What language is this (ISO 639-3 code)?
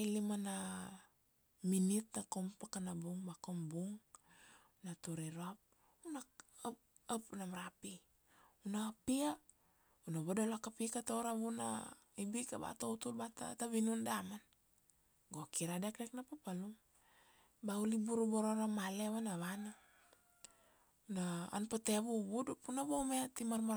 ksd